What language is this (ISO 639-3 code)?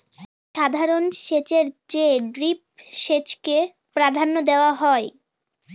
ben